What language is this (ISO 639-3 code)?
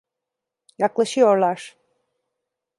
tur